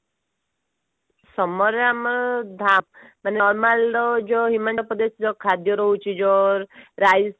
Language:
Odia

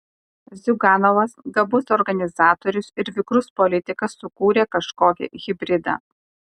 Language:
Lithuanian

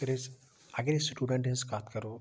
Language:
Kashmiri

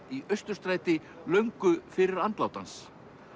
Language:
Icelandic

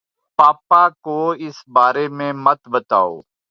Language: Urdu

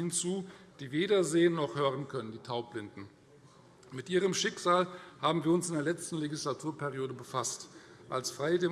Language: German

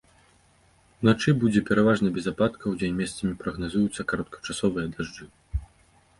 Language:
Belarusian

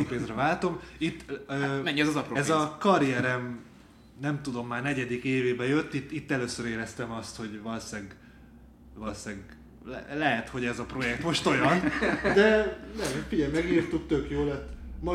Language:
Hungarian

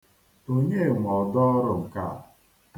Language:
Igbo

